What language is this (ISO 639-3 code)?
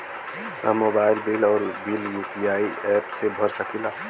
bho